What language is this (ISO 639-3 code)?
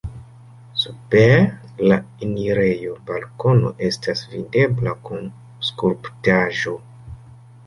epo